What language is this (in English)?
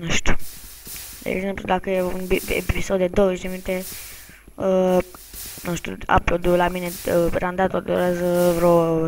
Romanian